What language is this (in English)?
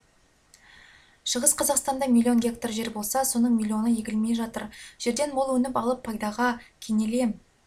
Kazakh